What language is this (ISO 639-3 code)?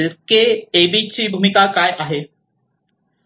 mar